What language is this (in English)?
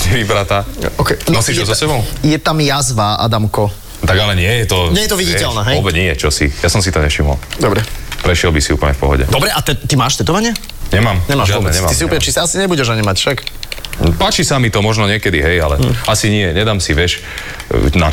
Slovak